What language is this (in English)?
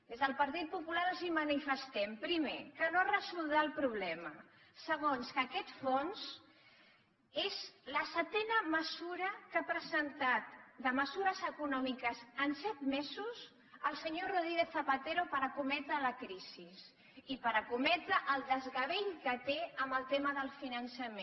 Catalan